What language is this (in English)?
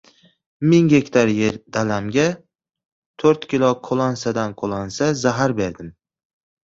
Uzbek